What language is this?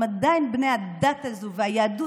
Hebrew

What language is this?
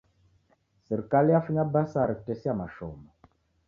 Taita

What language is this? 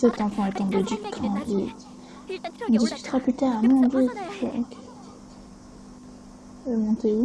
French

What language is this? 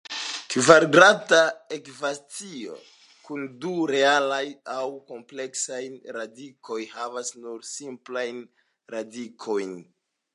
Esperanto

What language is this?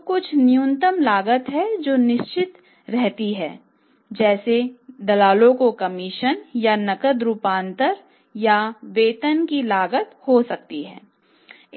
Hindi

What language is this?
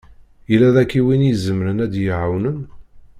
Kabyle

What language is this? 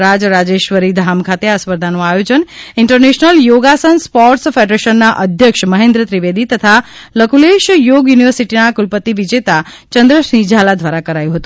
Gujarati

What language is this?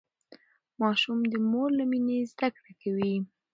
Pashto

